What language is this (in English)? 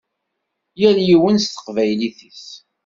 Kabyle